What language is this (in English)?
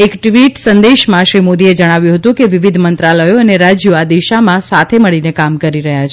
Gujarati